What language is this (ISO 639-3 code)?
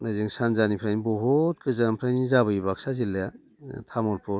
brx